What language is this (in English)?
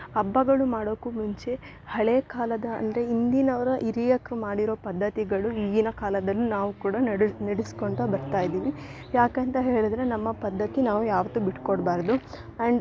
Kannada